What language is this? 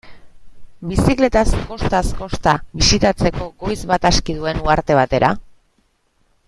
Basque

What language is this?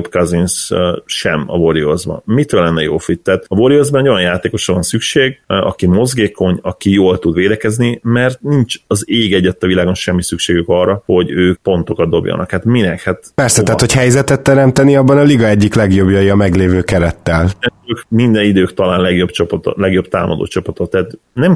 Hungarian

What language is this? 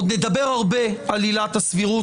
Hebrew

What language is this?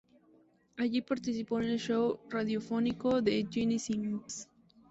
Spanish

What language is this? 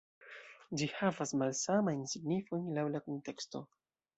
Esperanto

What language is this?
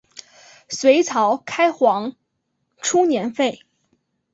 Chinese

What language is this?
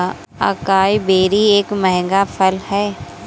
Hindi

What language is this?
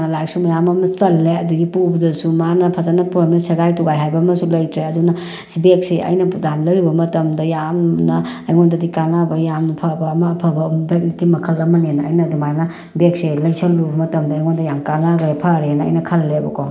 Manipuri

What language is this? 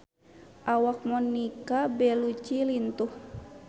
Sundanese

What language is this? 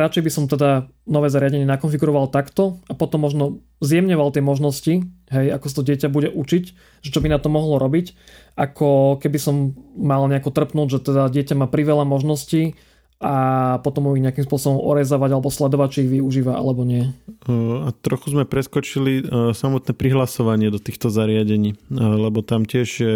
Slovak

